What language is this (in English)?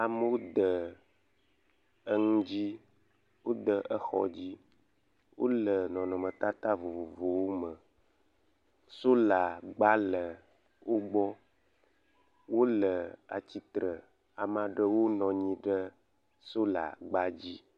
Ewe